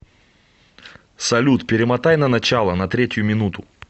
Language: Russian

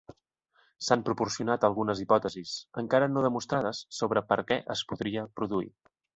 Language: Catalan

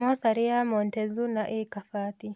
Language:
Kikuyu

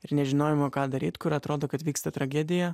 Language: Lithuanian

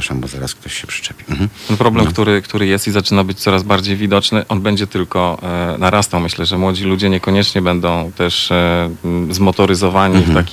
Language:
Polish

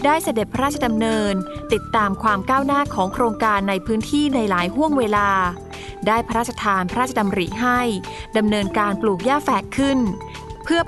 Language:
Thai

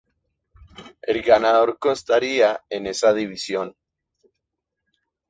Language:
Spanish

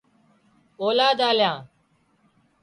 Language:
Wadiyara Koli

